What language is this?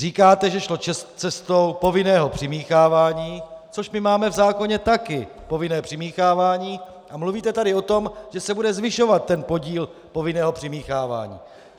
Czech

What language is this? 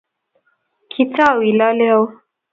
Kalenjin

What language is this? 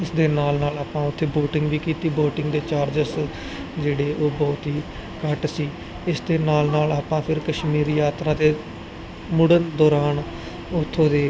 Punjabi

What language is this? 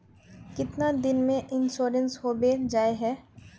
Magahi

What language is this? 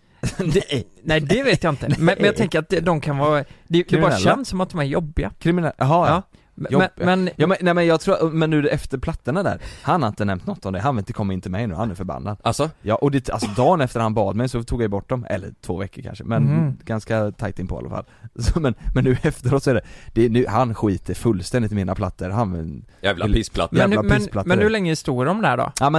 Swedish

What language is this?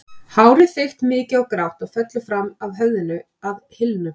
Icelandic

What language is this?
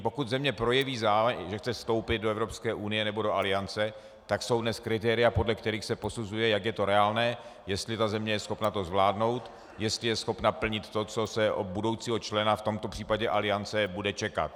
Czech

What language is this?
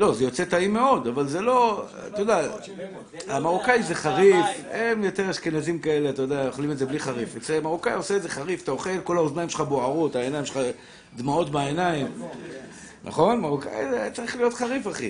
Hebrew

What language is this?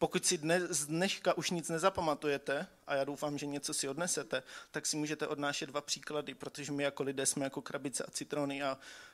Czech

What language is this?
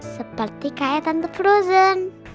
Indonesian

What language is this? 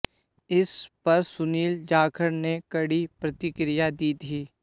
Hindi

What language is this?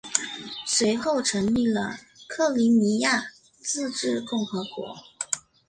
Chinese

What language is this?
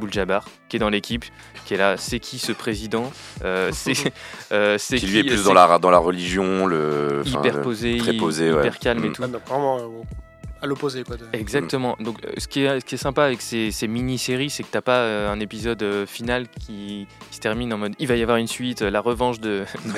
French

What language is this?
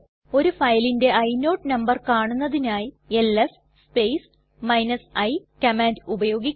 Malayalam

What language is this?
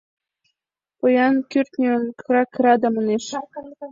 Mari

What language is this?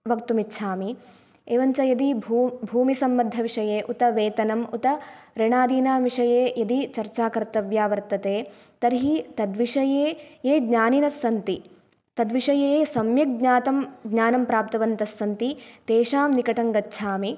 Sanskrit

